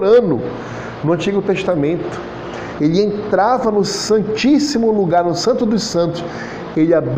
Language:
Portuguese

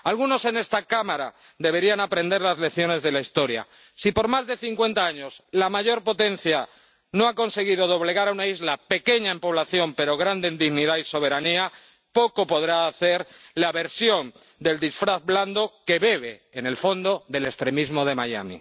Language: Spanish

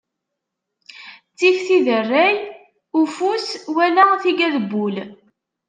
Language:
Kabyle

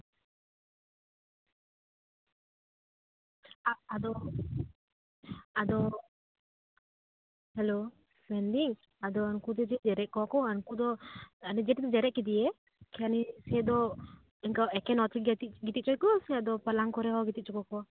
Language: Santali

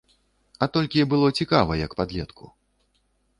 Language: Belarusian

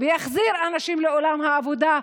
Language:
Hebrew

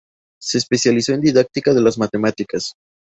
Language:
Spanish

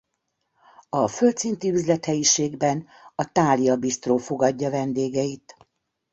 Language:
Hungarian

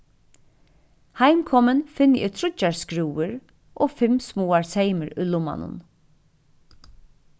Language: Faroese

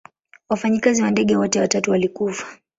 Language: Swahili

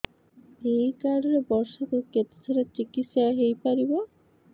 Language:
Odia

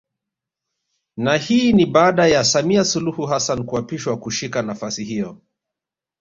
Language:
Swahili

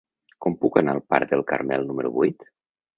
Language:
Catalan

